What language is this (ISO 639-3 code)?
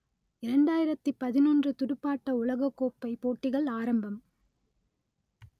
tam